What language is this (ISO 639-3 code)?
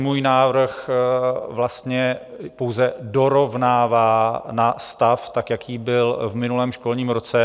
ces